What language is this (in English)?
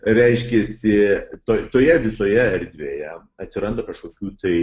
Lithuanian